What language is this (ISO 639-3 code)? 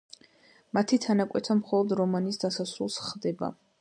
kat